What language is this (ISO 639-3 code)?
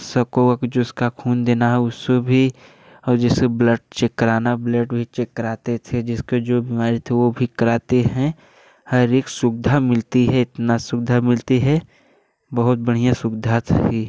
hin